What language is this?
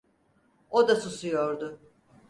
Turkish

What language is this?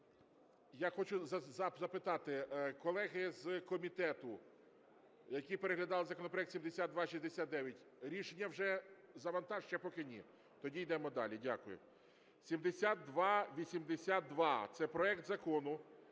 Ukrainian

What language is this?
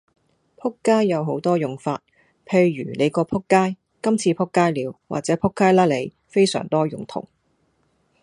Cantonese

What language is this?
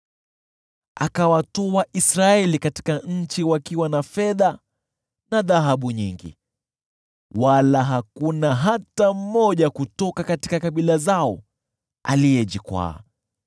Swahili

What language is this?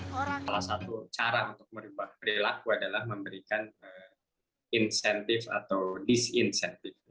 Indonesian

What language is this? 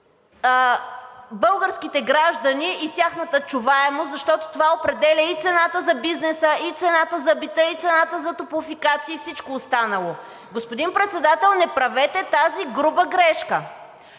Bulgarian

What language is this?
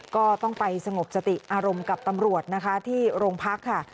Thai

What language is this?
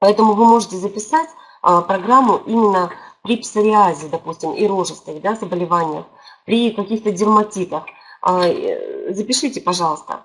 Russian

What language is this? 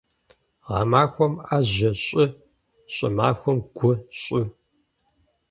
Kabardian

